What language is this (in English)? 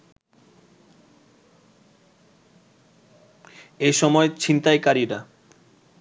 Bangla